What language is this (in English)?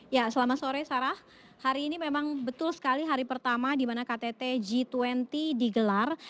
Indonesian